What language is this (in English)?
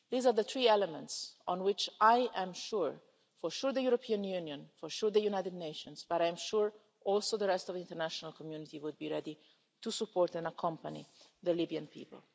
English